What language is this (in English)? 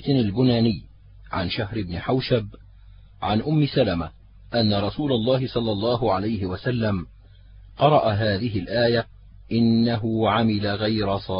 Arabic